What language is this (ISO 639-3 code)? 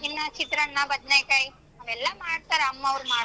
kan